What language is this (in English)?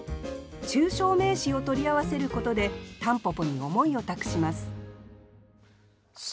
Japanese